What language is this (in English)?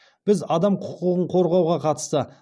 Kazakh